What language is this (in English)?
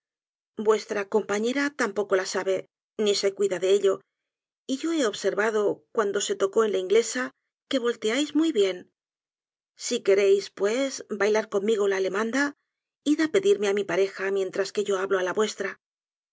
Spanish